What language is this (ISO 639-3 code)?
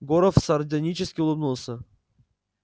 rus